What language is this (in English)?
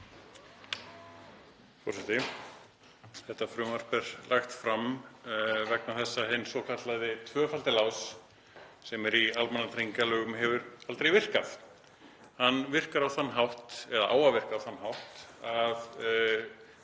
Icelandic